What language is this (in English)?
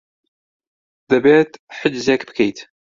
Central Kurdish